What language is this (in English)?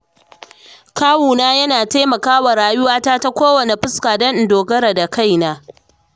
Hausa